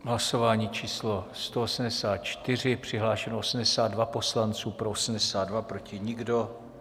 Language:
Czech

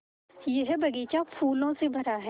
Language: Hindi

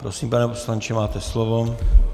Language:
Czech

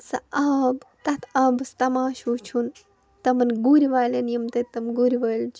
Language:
Kashmiri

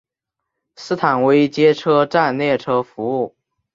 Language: Chinese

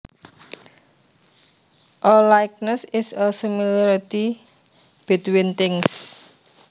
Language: Javanese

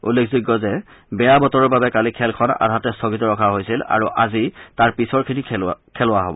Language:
Assamese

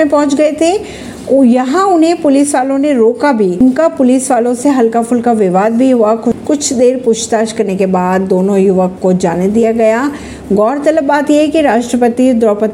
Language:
Hindi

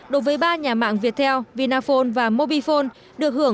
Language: Vietnamese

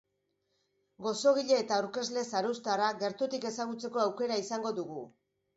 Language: Basque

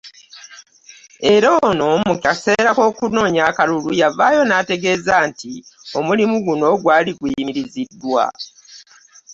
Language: Ganda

